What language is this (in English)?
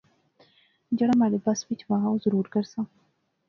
Pahari-Potwari